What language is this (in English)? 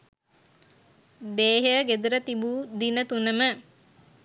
Sinhala